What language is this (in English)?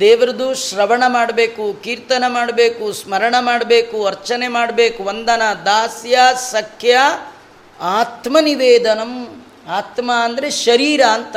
Kannada